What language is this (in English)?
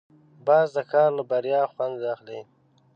Pashto